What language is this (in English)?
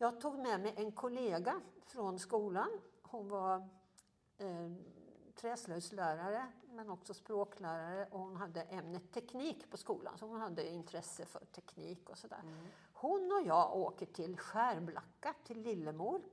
Swedish